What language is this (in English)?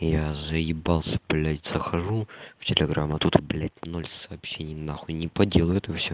Russian